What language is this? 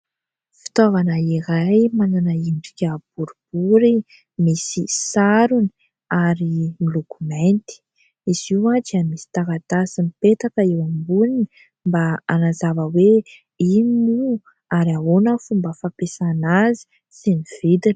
Malagasy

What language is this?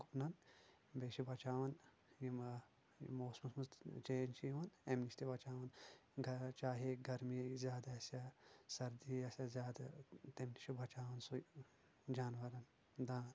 Kashmiri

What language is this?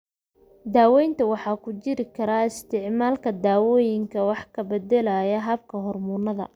Somali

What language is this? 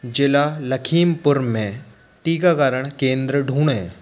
Hindi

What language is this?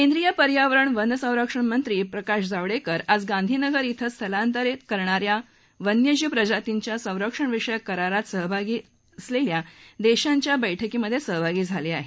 Marathi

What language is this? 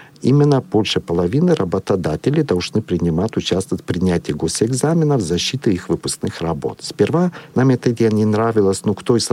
Russian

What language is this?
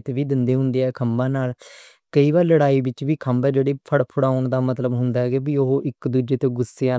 Western Panjabi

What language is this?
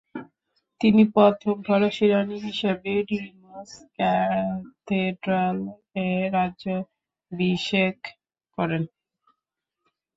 Bangla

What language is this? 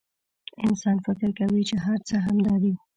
Pashto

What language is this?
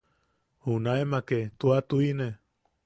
Yaqui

